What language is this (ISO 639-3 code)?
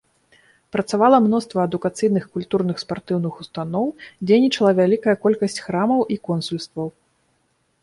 bel